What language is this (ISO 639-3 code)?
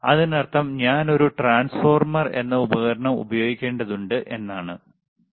mal